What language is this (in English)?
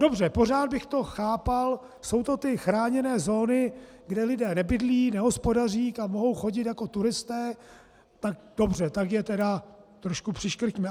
Czech